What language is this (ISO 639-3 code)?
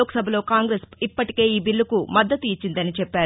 tel